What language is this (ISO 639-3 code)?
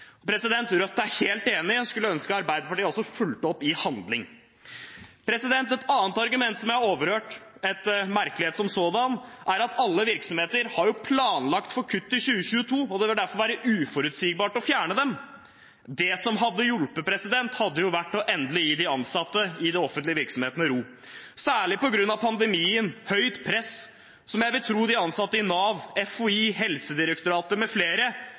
nob